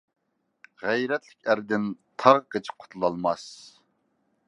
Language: Uyghur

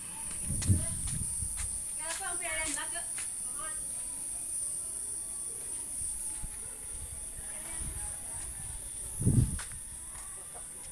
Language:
Indonesian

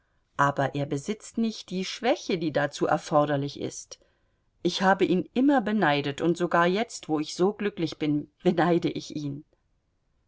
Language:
German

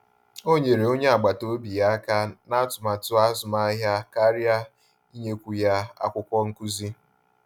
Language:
Igbo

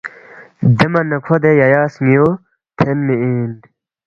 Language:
Balti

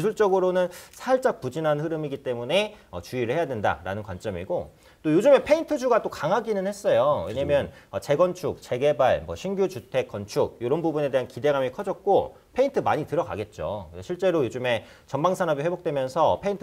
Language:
Korean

